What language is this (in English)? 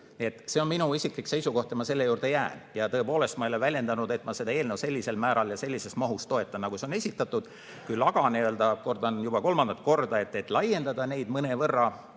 Estonian